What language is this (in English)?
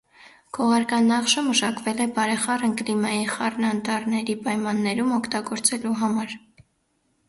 Armenian